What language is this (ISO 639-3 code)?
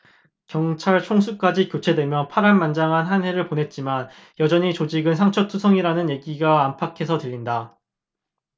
kor